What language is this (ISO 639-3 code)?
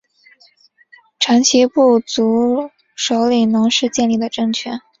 zho